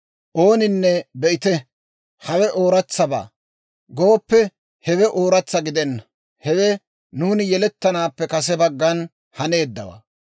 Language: Dawro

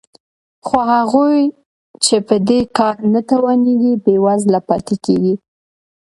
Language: Pashto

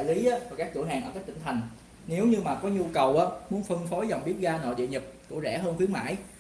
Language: Vietnamese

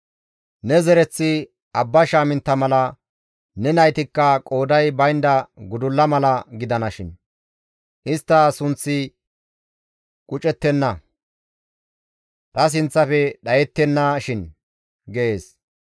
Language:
Gamo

